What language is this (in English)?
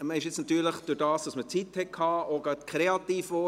Swiss German